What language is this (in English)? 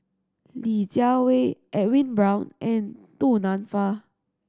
English